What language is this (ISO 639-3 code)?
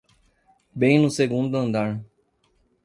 por